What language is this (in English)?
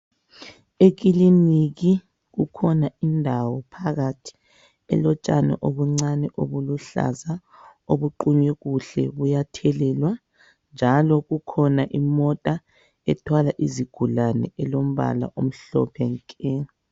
North Ndebele